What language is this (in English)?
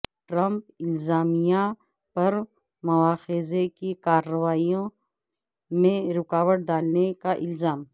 Urdu